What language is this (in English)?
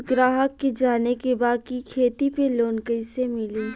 Bhojpuri